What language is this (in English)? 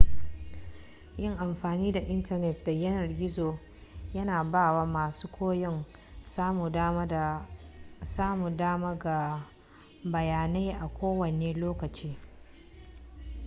Hausa